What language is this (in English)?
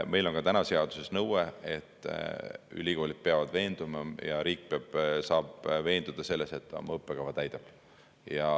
Estonian